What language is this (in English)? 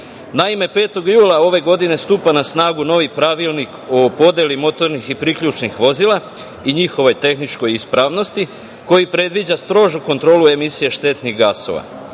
Serbian